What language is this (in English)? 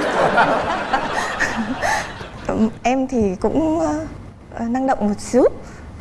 Vietnamese